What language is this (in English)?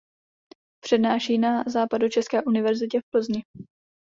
Czech